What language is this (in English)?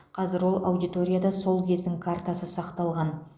Kazakh